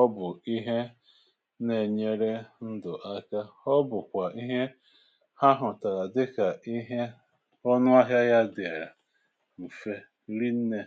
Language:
Igbo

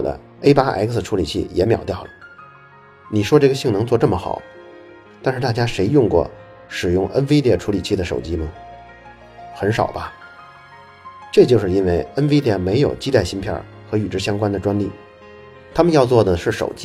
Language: Chinese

